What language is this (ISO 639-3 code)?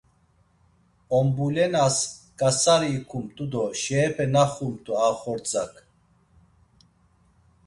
lzz